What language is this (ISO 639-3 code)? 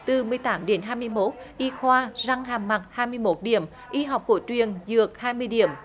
vie